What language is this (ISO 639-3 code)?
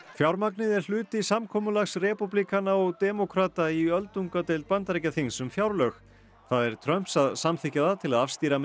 isl